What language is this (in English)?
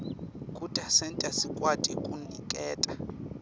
Swati